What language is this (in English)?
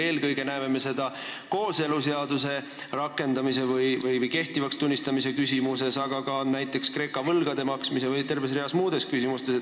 Estonian